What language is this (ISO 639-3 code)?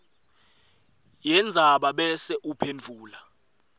ssw